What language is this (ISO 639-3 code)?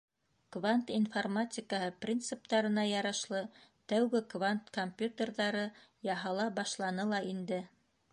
bak